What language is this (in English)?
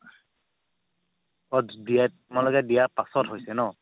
Assamese